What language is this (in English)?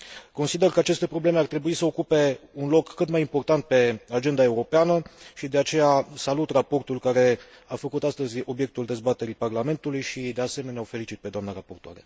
Romanian